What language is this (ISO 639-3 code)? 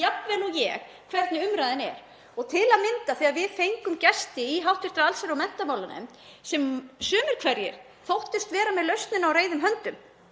isl